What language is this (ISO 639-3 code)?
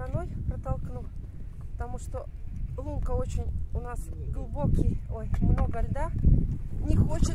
rus